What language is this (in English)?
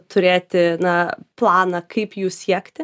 Lithuanian